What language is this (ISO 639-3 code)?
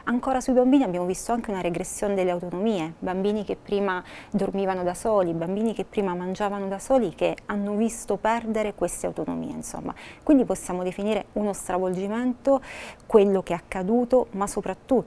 ita